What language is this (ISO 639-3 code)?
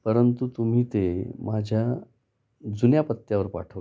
mar